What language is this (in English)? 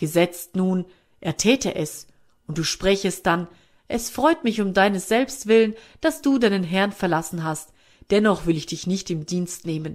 German